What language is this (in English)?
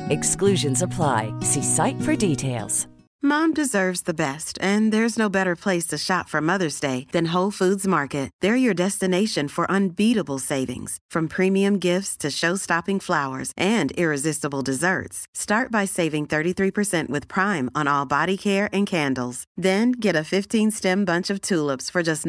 Urdu